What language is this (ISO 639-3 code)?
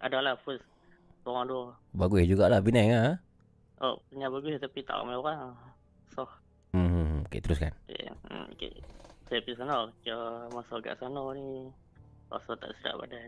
msa